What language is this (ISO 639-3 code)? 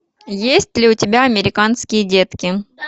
rus